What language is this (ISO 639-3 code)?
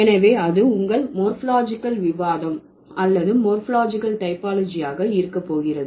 tam